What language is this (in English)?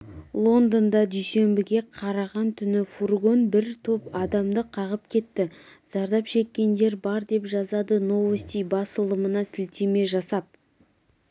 Kazakh